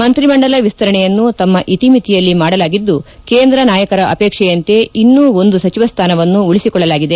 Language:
Kannada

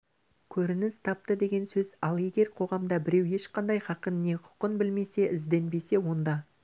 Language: Kazakh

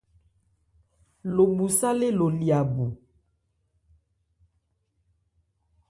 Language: Ebrié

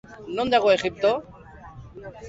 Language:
Basque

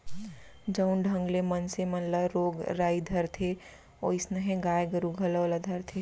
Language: Chhattisgarhi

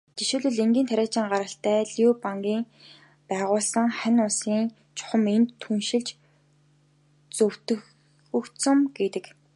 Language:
Mongolian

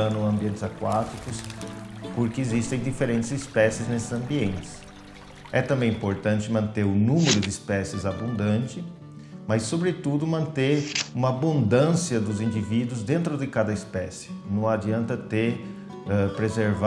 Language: Portuguese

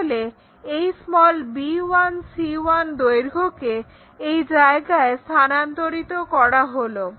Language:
Bangla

